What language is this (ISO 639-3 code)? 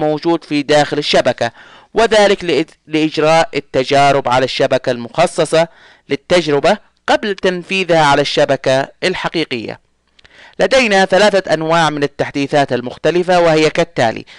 ara